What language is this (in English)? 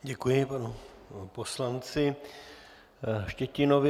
Czech